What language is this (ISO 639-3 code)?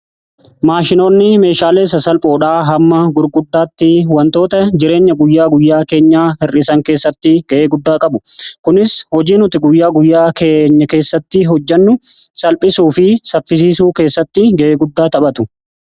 orm